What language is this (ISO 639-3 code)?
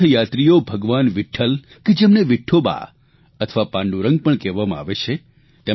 guj